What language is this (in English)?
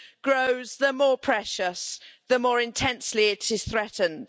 English